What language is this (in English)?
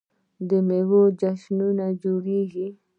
Pashto